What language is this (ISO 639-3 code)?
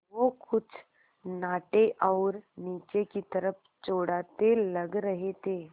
hin